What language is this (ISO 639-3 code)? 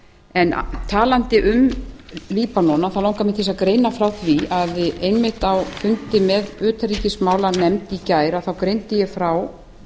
isl